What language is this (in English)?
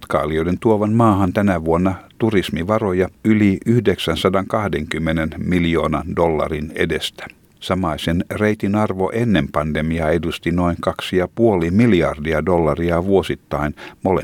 Finnish